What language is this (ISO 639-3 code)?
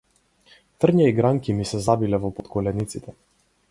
mkd